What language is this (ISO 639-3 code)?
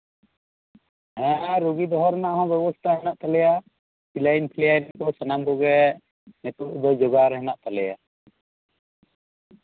sat